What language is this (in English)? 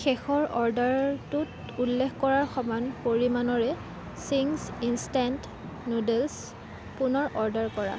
Assamese